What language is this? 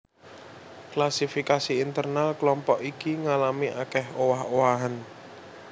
Javanese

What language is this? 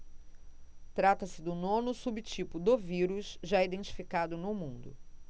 Portuguese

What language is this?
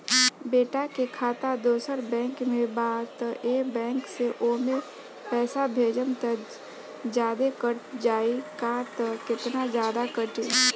Bhojpuri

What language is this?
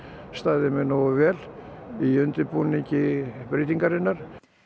Icelandic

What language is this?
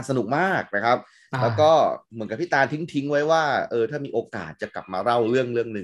Thai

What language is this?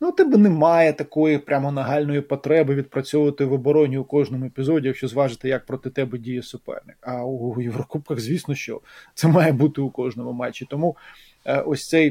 Ukrainian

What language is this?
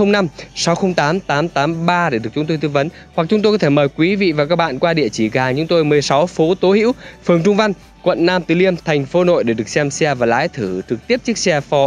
Vietnamese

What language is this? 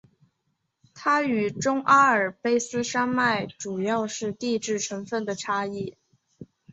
Chinese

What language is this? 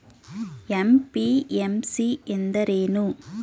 Kannada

